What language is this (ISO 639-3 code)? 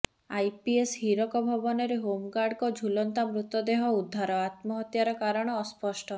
ori